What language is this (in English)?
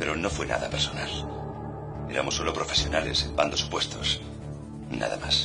Spanish